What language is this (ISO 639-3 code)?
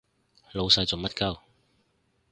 yue